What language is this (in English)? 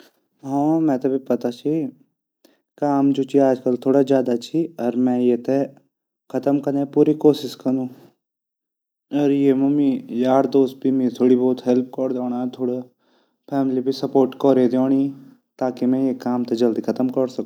Garhwali